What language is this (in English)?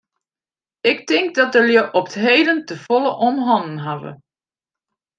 Western Frisian